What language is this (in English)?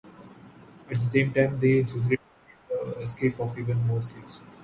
English